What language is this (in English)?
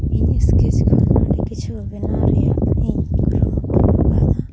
Santali